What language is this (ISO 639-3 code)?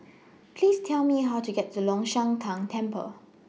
eng